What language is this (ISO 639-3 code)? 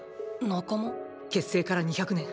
jpn